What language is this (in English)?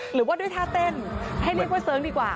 Thai